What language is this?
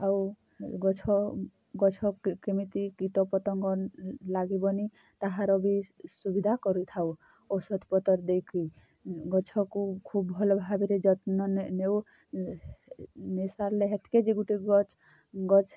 Odia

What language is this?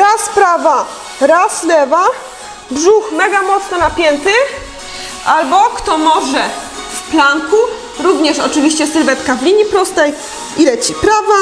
Polish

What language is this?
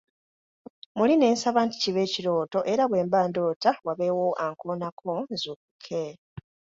Ganda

